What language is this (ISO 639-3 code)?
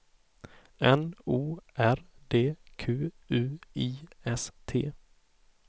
swe